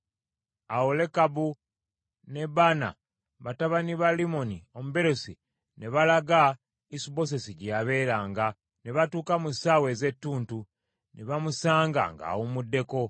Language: Ganda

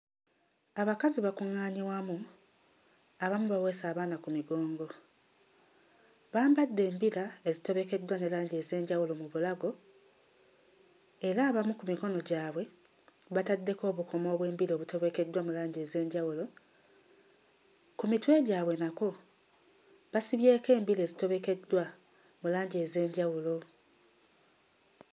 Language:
Ganda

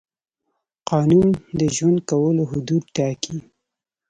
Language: Pashto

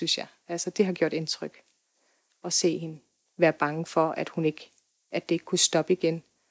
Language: Danish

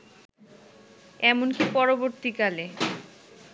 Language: Bangla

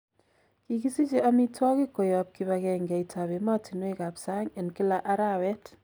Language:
Kalenjin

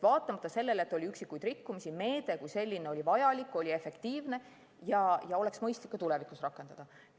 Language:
Estonian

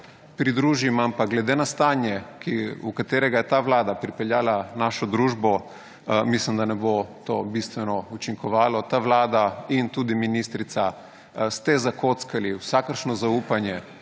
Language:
Slovenian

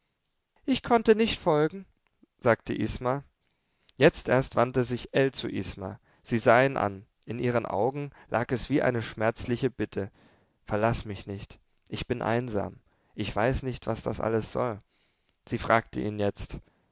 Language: German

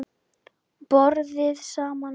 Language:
Icelandic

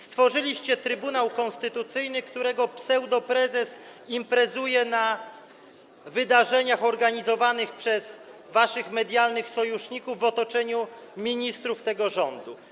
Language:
Polish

